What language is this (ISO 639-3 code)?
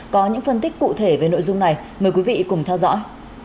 vie